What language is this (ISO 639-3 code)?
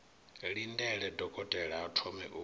ven